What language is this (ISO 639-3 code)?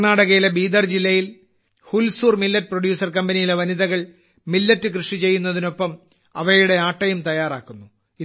mal